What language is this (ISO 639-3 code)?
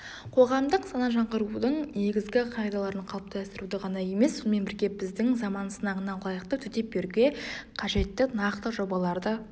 kaz